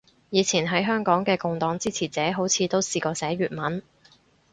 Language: Cantonese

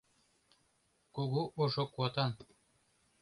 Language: Mari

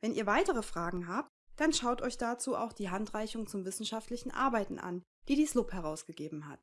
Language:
German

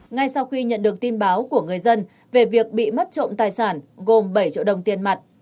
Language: Vietnamese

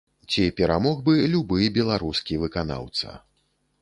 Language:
Belarusian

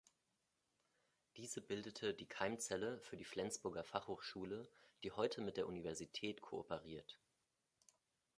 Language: German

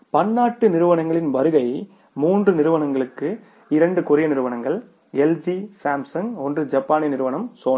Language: Tamil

